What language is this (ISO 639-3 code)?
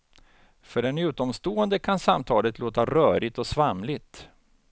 swe